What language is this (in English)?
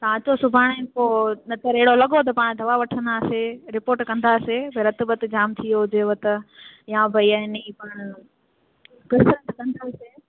Sindhi